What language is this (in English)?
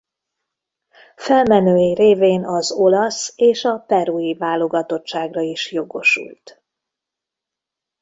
Hungarian